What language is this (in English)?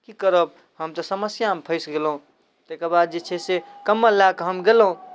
Maithili